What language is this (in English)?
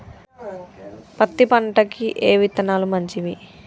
Telugu